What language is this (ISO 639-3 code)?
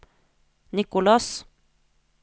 nor